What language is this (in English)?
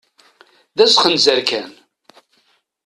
Kabyle